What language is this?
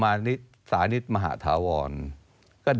Thai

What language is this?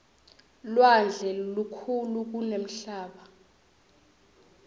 Swati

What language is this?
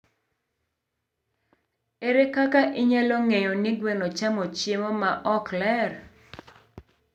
Luo (Kenya and Tanzania)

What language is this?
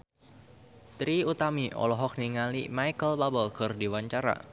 Sundanese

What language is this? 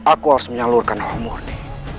Indonesian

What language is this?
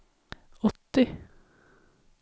Swedish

